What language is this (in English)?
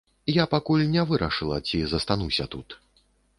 Belarusian